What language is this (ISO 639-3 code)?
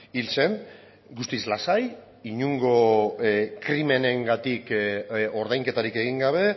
eus